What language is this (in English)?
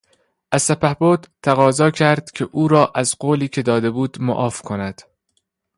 Persian